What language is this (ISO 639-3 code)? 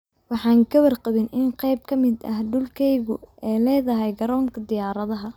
som